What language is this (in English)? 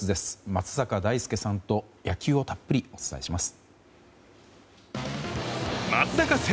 Japanese